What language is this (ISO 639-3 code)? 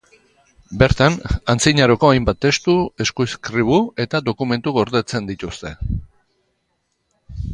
eus